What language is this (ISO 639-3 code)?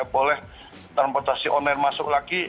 ind